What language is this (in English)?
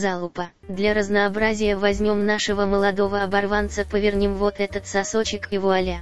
Russian